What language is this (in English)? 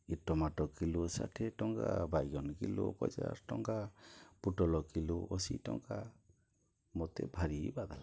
Odia